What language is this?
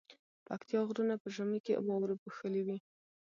Pashto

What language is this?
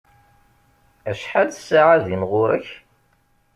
Kabyle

